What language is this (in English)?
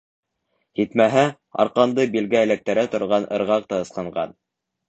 Bashkir